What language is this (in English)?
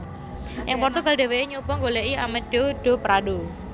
Javanese